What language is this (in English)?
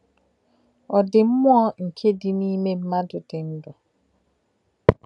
Igbo